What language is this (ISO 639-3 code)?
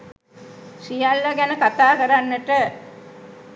sin